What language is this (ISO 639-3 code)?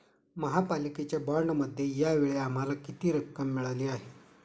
mar